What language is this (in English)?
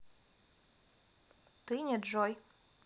Russian